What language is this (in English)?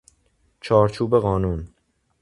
Persian